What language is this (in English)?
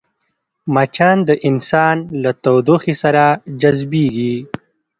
Pashto